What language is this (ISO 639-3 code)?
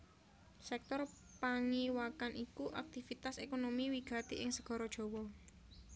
jav